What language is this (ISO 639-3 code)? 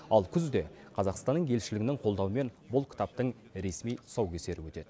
kaz